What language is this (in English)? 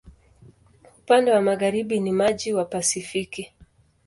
Swahili